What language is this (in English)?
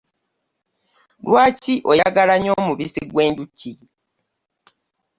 Ganda